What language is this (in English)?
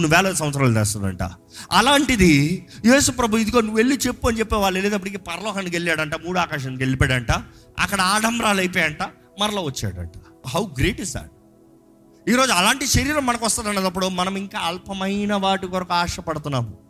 Telugu